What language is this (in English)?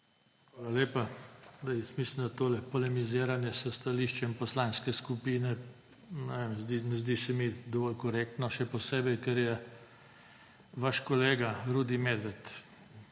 Slovenian